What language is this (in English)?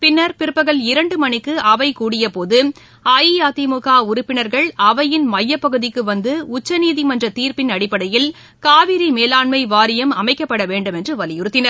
Tamil